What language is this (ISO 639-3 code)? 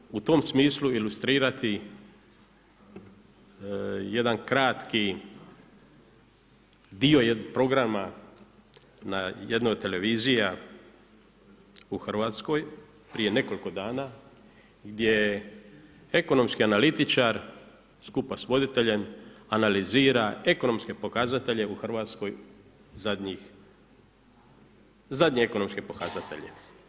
hrv